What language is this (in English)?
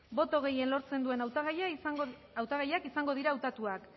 Basque